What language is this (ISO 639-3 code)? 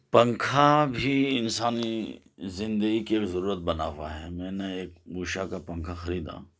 urd